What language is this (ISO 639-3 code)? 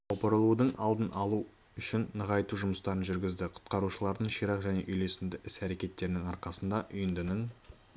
kaz